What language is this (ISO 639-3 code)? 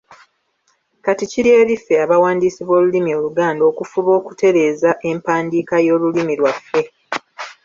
lug